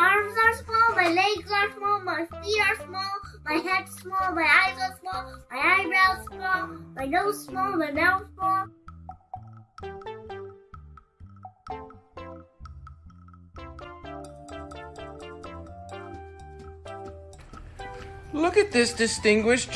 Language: English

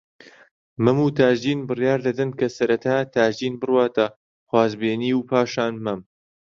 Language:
Central Kurdish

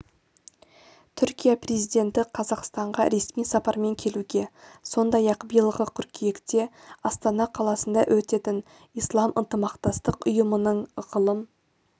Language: Kazakh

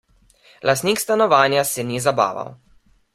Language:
Slovenian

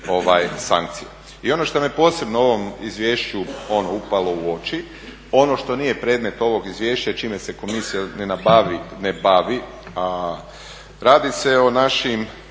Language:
Croatian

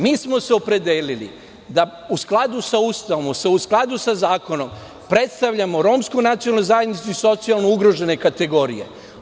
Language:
Serbian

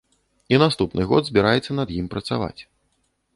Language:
Belarusian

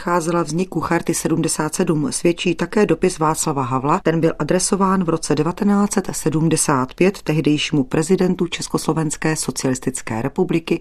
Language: Czech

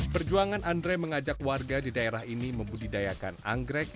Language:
Indonesian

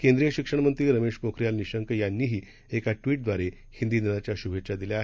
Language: Marathi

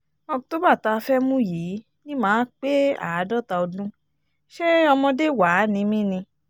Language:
Yoruba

